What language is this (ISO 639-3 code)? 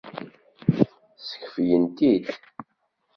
kab